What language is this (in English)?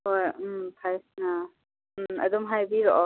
Manipuri